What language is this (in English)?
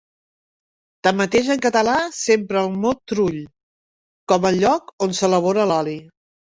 Catalan